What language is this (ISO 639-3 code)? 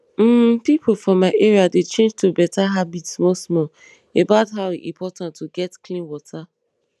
pcm